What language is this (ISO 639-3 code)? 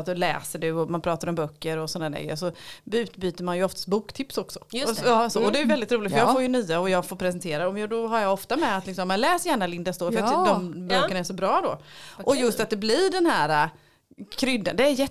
swe